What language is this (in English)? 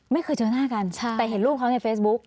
Thai